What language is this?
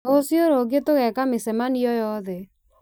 Kikuyu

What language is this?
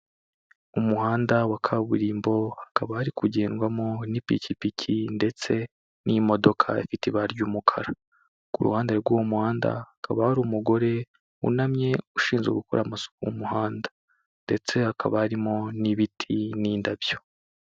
Kinyarwanda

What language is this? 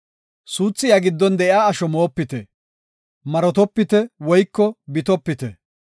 Gofa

